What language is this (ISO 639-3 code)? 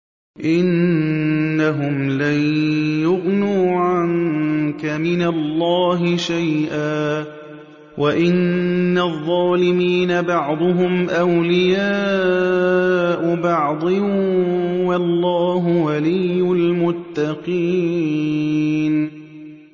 ara